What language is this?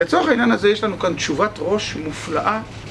Hebrew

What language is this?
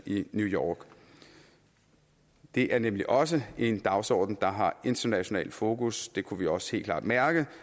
Danish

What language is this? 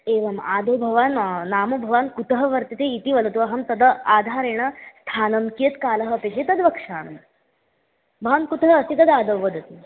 Sanskrit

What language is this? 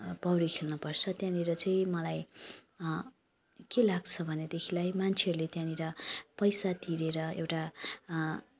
Nepali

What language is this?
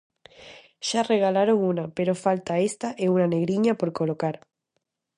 Galician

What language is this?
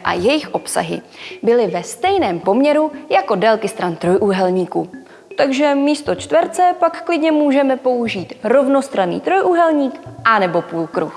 Czech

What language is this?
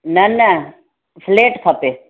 Sindhi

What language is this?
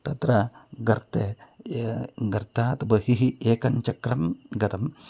Sanskrit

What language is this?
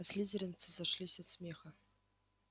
Russian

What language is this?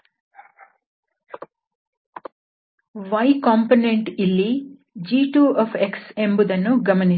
Kannada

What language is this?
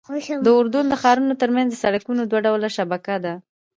Pashto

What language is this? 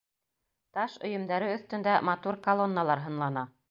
Bashkir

